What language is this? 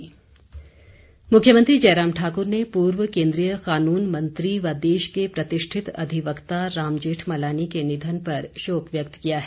Hindi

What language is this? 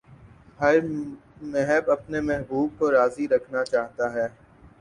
Urdu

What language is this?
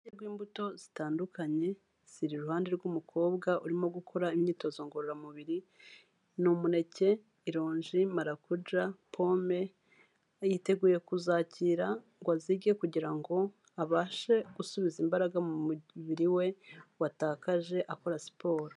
Kinyarwanda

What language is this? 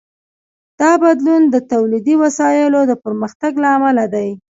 Pashto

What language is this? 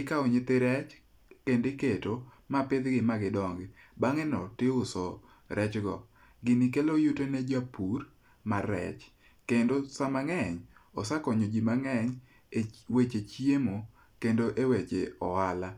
Luo (Kenya and Tanzania)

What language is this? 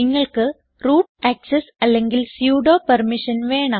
Malayalam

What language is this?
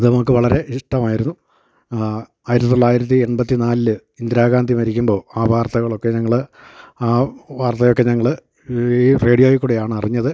Malayalam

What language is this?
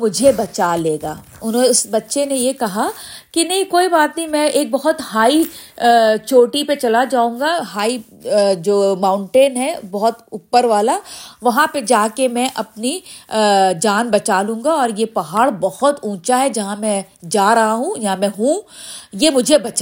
Urdu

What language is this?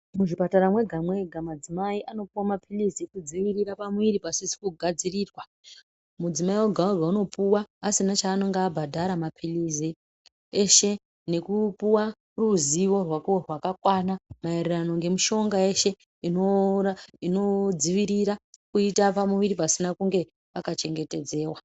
Ndau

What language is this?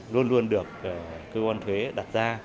Vietnamese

